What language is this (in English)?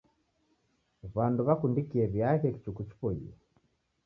Taita